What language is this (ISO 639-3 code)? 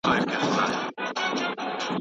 pus